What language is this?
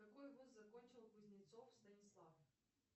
Russian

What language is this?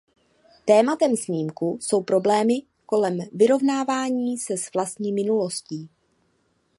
Czech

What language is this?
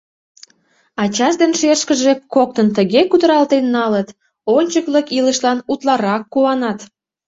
Mari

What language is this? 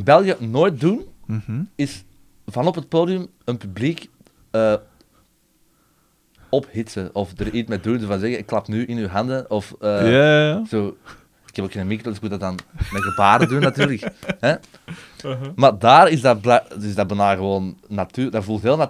Dutch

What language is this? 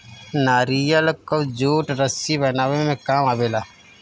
Bhojpuri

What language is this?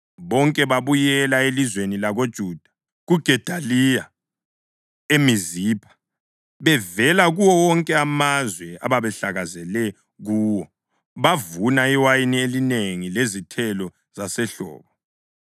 North Ndebele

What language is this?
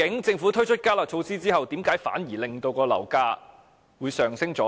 Cantonese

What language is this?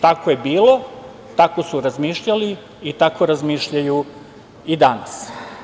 Serbian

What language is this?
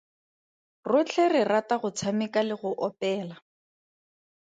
Tswana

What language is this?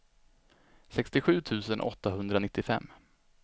Swedish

